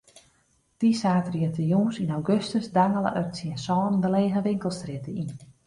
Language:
Western Frisian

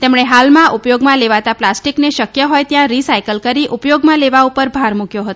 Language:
Gujarati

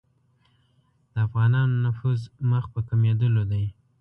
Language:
Pashto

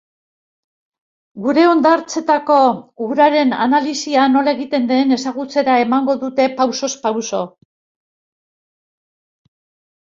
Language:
Basque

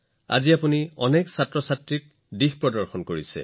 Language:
Assamese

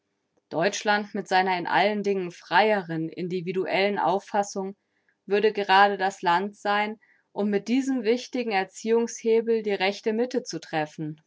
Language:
German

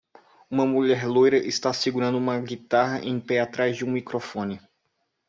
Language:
Portuguese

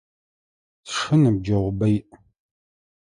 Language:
Adyghe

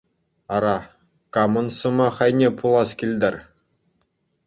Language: Chuvash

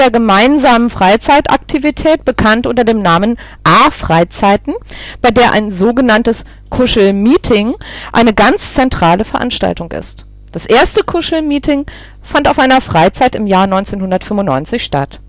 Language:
German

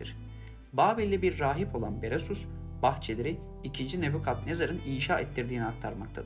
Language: Turkish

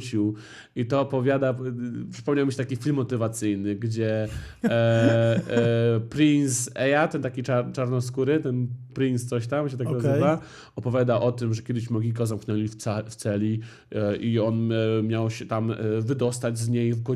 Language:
Polish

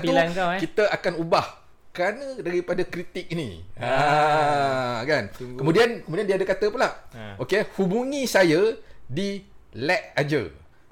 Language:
Malay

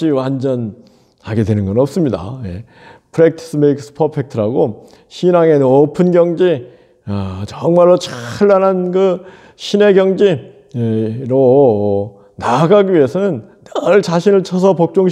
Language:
Korean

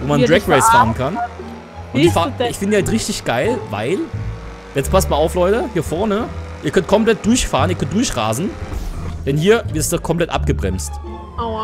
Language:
German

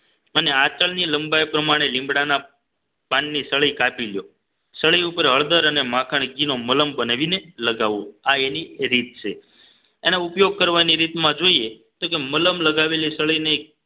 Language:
Gujarati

